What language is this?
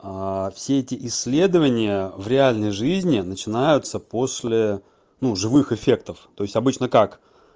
Russian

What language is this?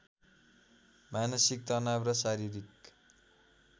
Nepali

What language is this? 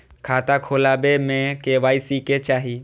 Maithili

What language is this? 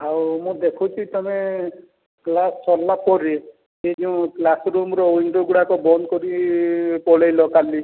Odia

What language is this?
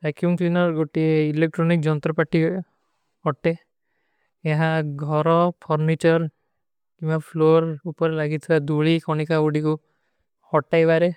Kui (India)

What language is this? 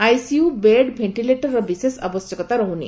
Odia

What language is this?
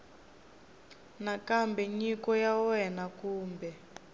Tsonga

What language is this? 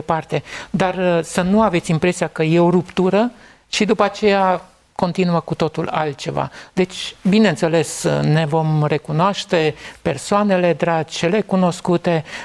Romanian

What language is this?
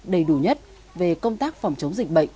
Vietnamese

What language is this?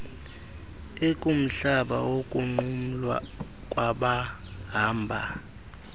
Xhosa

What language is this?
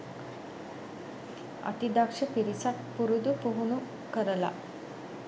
Sinhala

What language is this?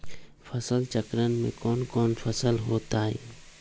Magahi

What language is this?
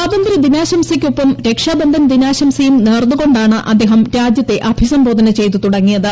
Malayalam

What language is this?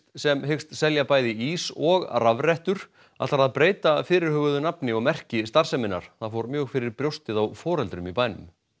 Icelandic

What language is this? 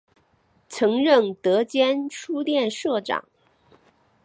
Chinese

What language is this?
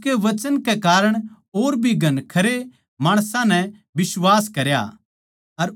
Haryanvi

